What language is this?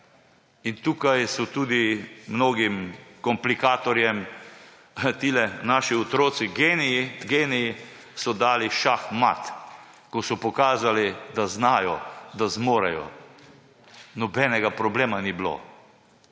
Slovenian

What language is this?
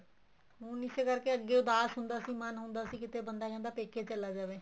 Punjabi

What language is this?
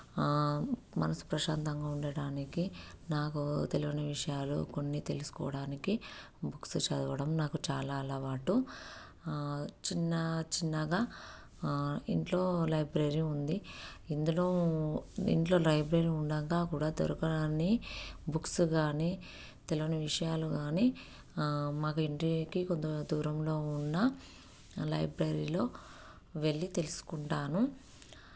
Telugu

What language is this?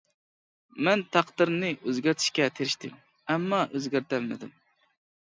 Uyghur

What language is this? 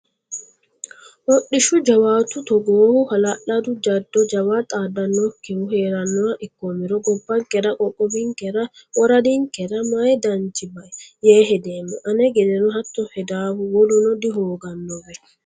Sidamo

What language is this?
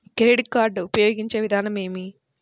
Telugu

